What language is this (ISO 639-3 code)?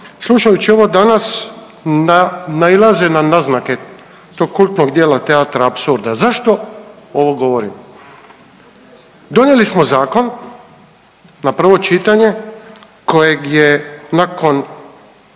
hrv